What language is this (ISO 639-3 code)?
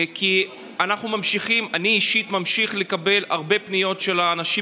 heb